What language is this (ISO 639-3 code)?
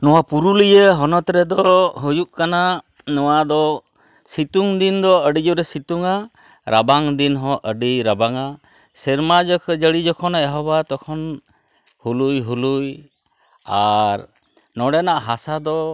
sat